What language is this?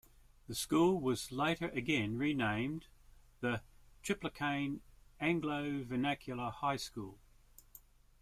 English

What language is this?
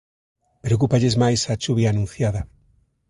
Galician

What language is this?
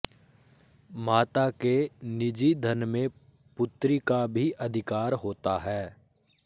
Sanskrit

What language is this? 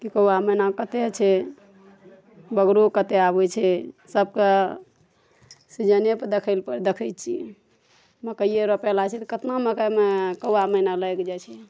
Maithili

